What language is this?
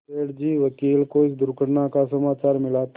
Hindi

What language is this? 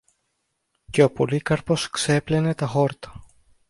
Greek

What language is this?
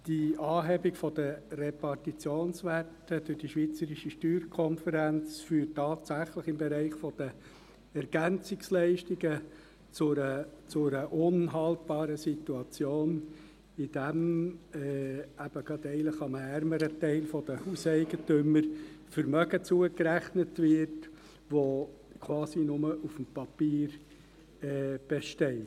Swiss German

